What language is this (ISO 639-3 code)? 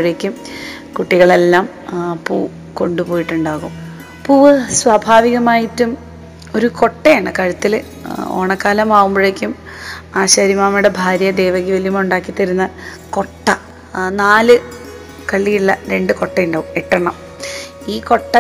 mal